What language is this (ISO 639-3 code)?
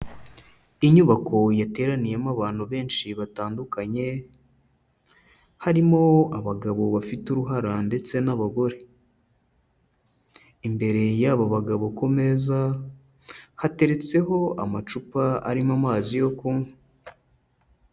kin